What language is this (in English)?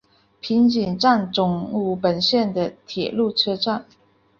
Chinese